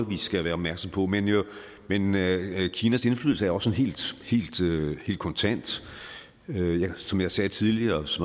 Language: Danish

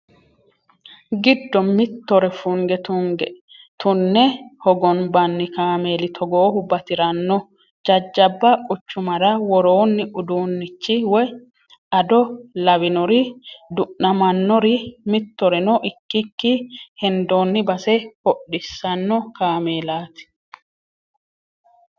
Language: Sidamo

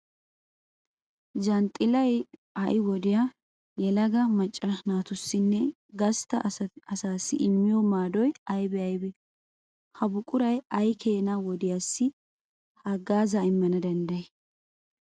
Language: Wolaytta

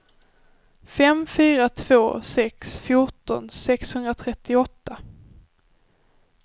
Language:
Swedish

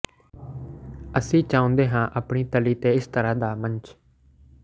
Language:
Punjabi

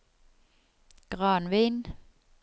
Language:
Norwegian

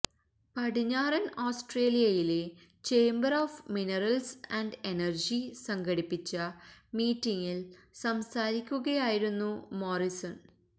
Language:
Malayalam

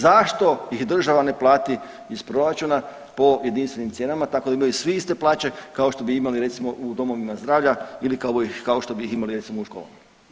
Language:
Croatian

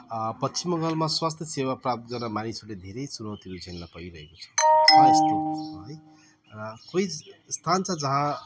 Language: Nepali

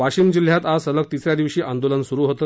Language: Marathi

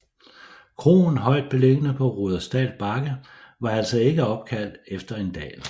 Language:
Danish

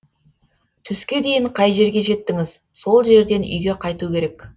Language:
Kazakh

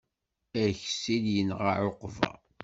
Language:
Kabyle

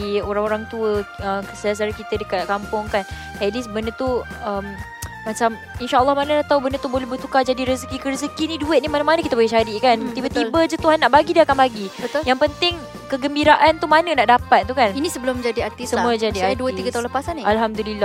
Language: Malay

